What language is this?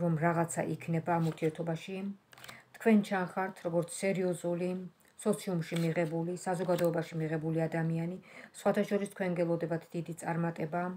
Romanian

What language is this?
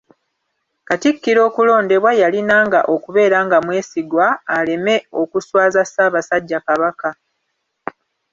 Ganda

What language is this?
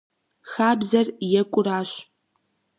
Kabardian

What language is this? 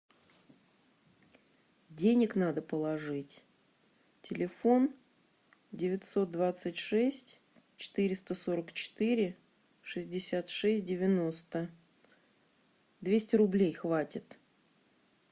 Russian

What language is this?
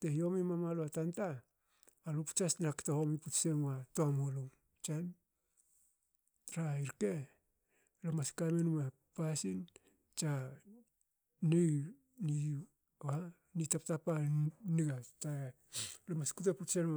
Hakö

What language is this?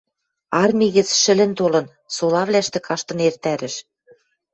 Western Mari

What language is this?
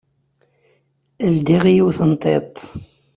Kabyle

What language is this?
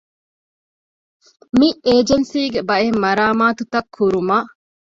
Divehi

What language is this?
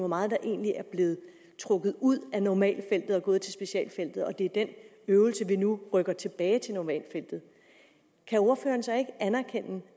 Danish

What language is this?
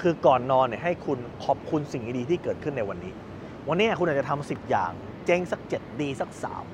Thai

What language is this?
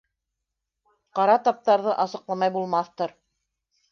Bashkir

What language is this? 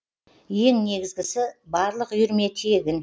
Kazakh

